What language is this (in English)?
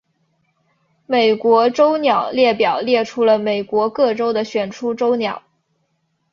Chinese